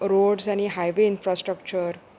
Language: Konkani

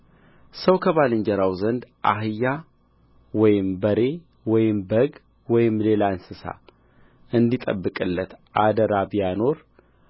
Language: Amharic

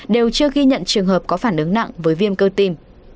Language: Vietnamese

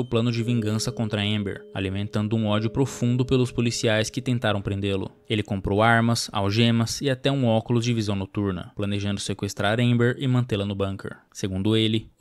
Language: Portuguese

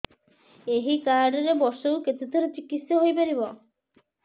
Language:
Odia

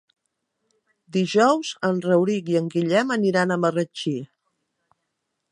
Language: Catalan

